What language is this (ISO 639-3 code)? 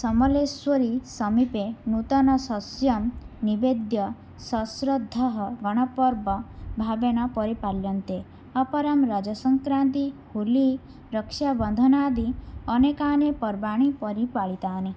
san